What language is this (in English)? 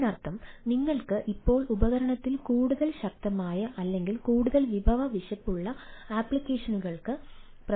Malayalam